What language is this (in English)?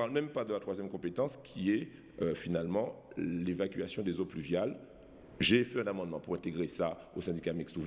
French